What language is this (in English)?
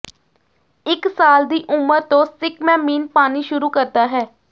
Punjabi